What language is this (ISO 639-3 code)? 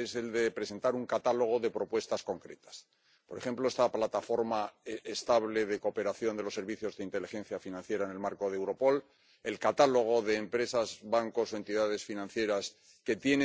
spa